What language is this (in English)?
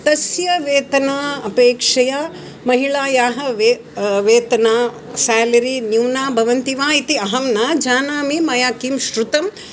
Sanskrit